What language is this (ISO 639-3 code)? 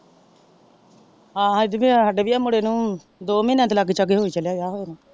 pan